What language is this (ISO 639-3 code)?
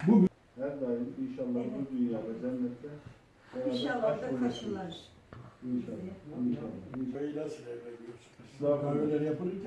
tur